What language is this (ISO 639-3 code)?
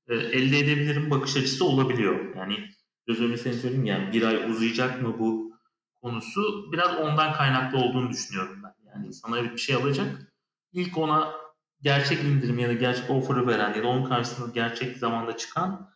tur